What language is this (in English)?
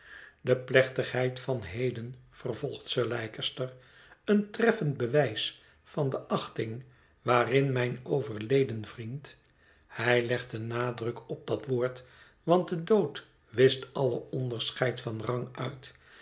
Dutch